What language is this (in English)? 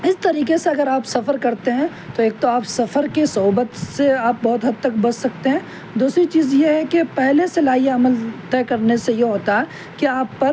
Urdu